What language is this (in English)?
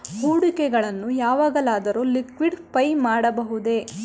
Kannada